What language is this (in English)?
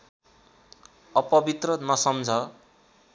Nepali